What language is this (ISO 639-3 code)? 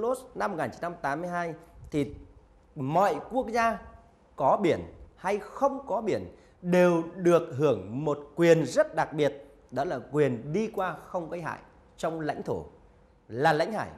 vie